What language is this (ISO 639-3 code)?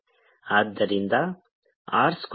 kan